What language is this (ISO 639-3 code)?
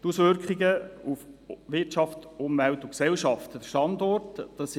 gsw